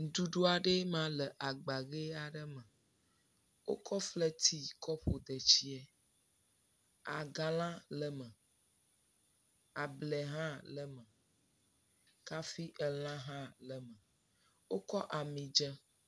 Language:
Ewe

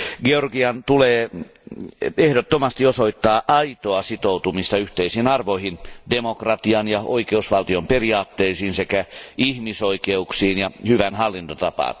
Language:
Finnish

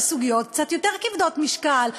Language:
Hebrew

